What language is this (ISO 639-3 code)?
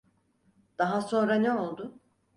tur